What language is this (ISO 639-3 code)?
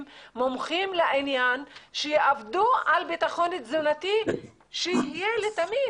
heb